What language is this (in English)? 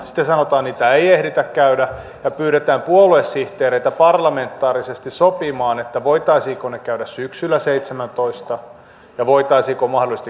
Finnish